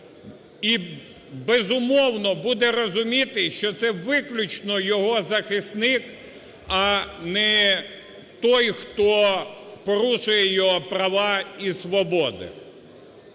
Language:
Ukrainian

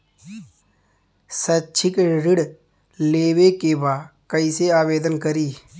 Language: Bhojpuri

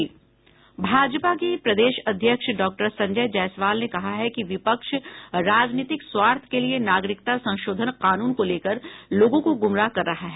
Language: Hindi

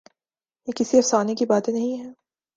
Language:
Urdu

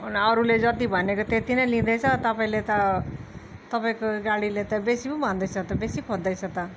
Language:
Nepali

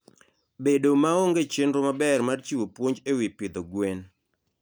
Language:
Luo (Kenya and Tanzania)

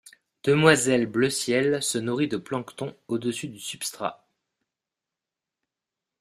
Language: French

